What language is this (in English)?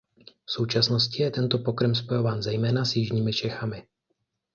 Czech